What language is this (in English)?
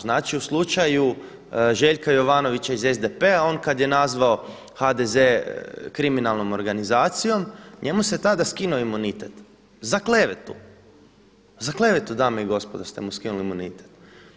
Croatian